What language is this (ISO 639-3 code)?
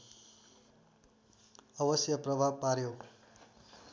nep